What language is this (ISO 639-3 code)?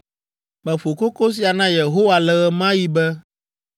ewe